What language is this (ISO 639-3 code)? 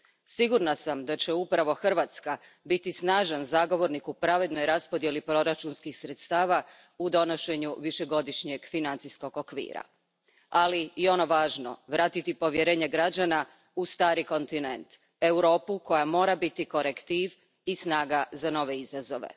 hrv